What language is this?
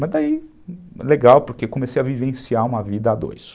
Portuguese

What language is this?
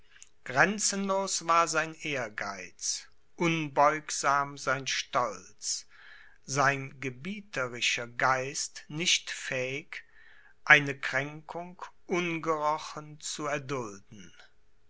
German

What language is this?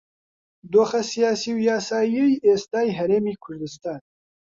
Central Kurdish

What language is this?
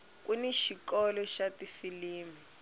Tsonga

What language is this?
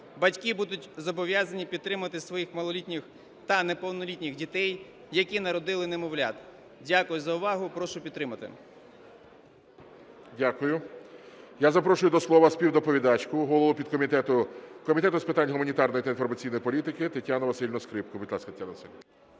Ukrainian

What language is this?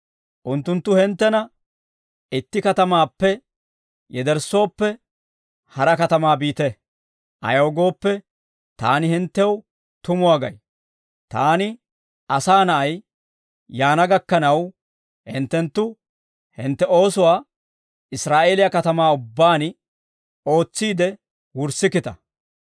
Dawro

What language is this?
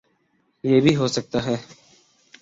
Urdu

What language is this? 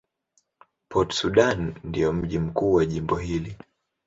Swahili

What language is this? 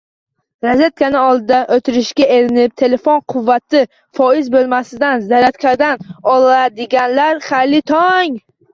Uzbek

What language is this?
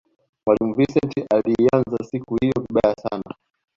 Swahili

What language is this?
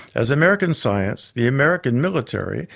English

